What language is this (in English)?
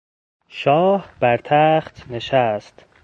Persian